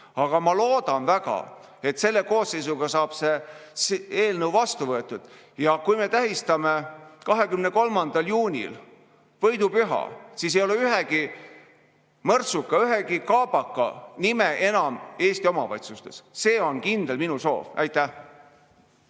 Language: Estonian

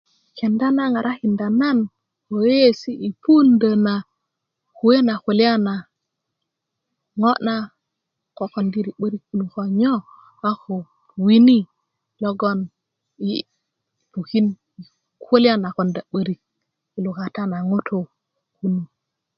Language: Kuku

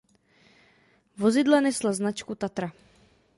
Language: Czech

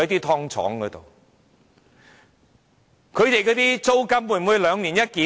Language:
Cantonese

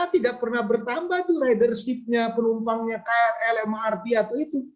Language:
Indonesian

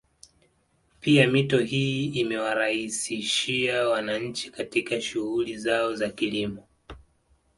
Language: Swahili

